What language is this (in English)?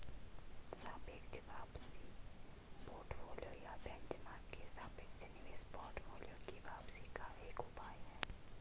Hindi